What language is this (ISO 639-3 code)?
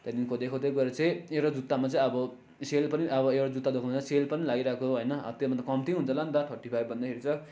nep